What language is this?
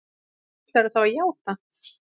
Icelandic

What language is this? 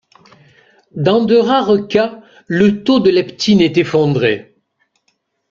French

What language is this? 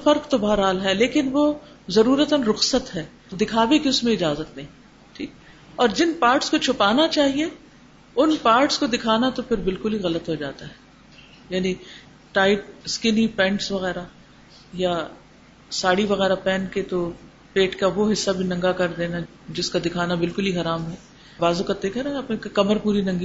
Urdu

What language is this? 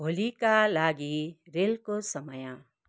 Nepali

